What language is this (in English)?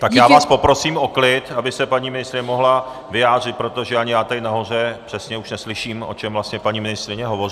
Czech